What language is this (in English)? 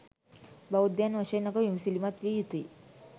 Sinhala